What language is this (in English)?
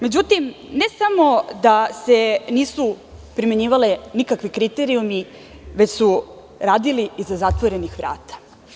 Serbian